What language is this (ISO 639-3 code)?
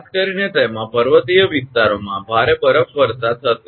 guj